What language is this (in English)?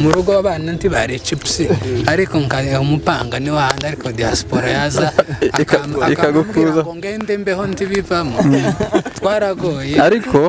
Korean